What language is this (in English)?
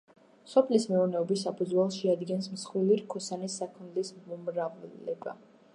Georgian